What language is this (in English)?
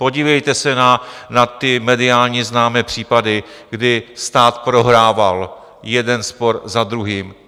Czech